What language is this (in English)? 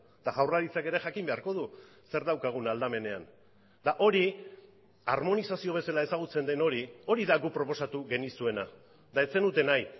Basque